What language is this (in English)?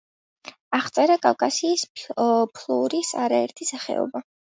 Georgian